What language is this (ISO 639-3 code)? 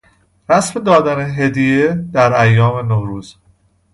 fas